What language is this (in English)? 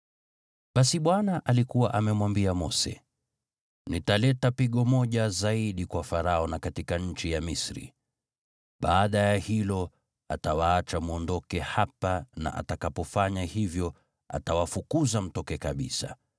Swahili